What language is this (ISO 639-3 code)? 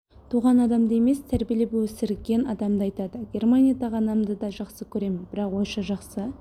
kaz